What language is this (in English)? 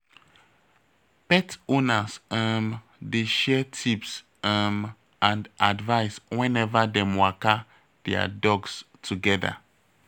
Nigerian Pidgin